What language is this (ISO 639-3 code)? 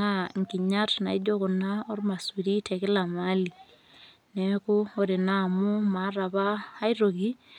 mas